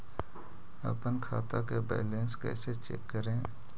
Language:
Magahi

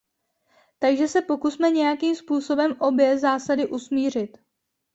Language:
Czech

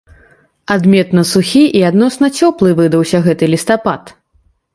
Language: Belarusian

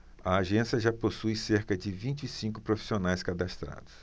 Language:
Portuguese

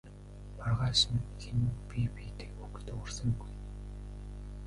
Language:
Mongolian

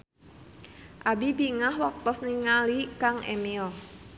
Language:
Sundanese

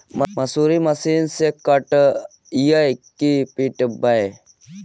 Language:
Magahi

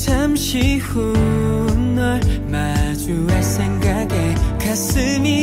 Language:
Korean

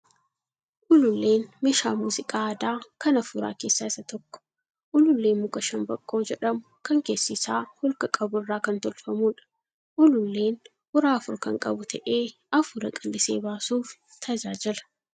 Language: Oromo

